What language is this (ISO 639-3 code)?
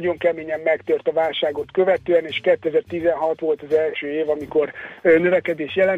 hun